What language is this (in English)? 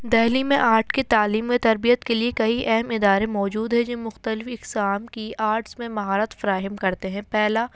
Urdu